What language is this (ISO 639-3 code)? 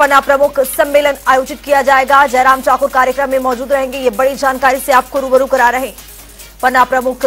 hin